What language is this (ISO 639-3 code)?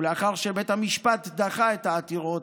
heb